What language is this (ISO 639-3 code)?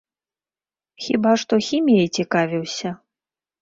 bel